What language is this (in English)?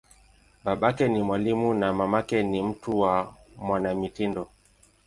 Swahili